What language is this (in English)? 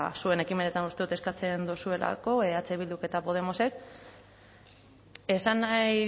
Basque